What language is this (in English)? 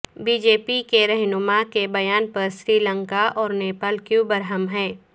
Urdu